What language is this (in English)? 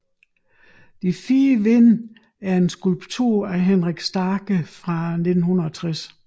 Danish